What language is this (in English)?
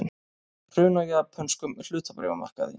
Icelandic